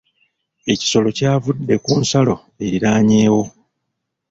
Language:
Ganda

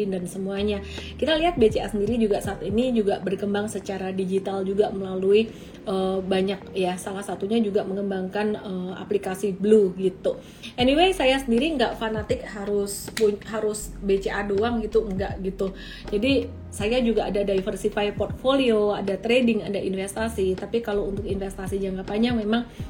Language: Indonesian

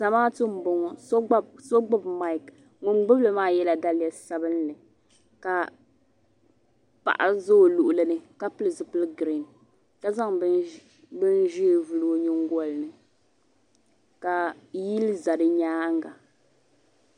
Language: Dagbani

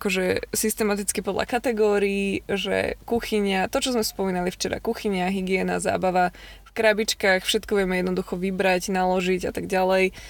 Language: Slovak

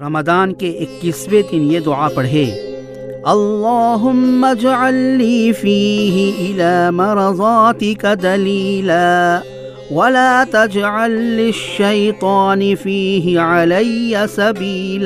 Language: Urdu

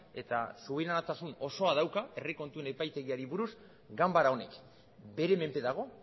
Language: Basque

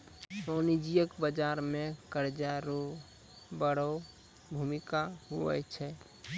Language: Maithili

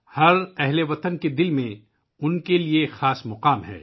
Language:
Urdu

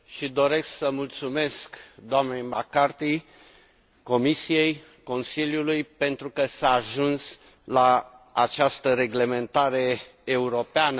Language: Romanian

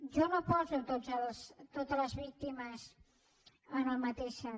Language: Catalan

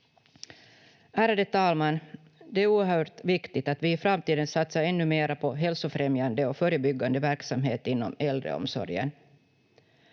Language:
Finnish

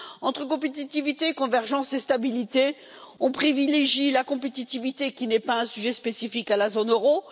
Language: French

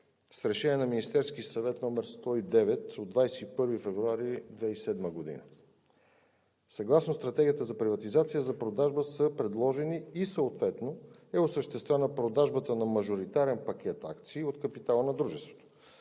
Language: Bulgarian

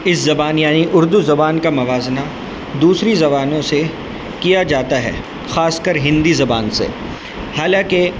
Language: Urdu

